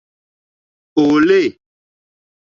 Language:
Mokpwe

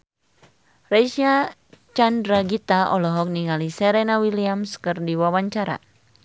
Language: Sundanese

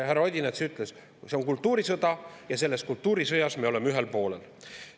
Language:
Estonian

